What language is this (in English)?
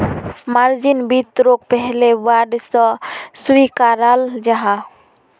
Magahi